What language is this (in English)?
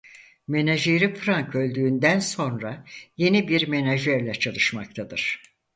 Turkish